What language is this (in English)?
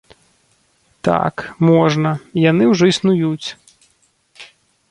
Belarusian